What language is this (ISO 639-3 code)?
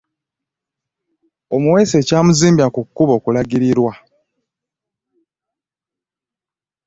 lug